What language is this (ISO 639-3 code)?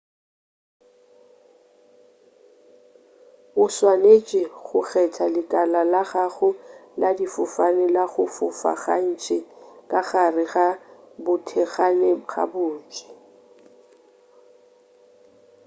nso